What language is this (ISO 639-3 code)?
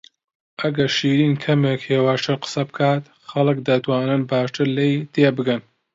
ckb